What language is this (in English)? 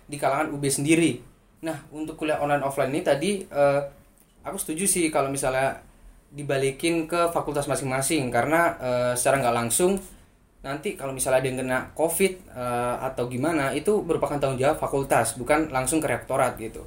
Indonesian